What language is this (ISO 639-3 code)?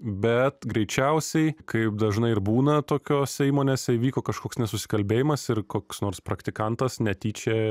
lit